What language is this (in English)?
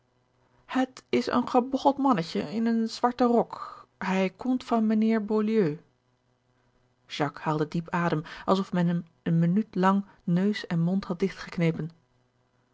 Dutch